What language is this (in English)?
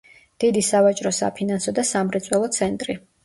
Georgian